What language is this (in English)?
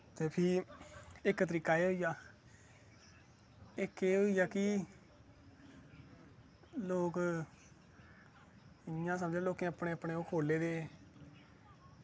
Dogri